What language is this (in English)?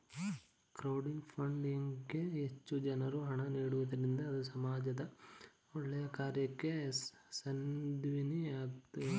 Kannada